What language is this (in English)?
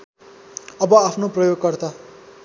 Nepali